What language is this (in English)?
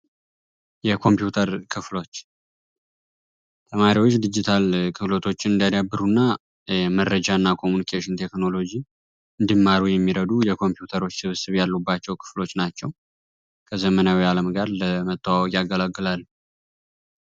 Amharic